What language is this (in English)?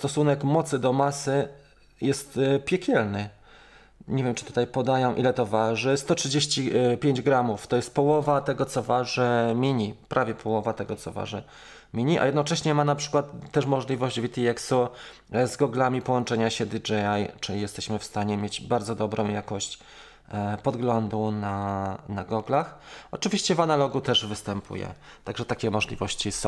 Polish